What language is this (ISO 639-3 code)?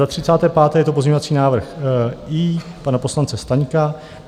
ces